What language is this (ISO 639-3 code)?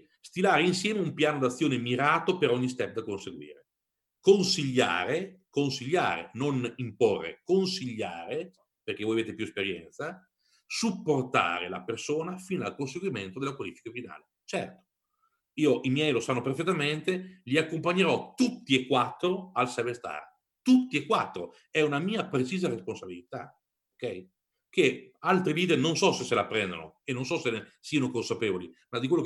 ita